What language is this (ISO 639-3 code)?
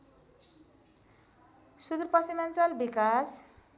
nep